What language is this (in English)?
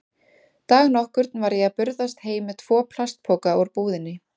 Icelandic